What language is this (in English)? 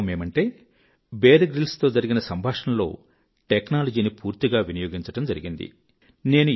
Telugu